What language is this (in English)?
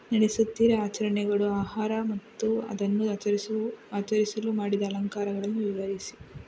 Kannada